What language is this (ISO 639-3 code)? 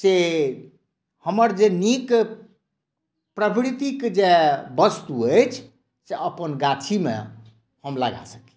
mai